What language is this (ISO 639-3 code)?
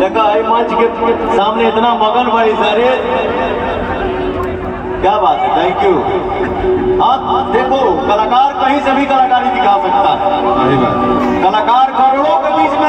ara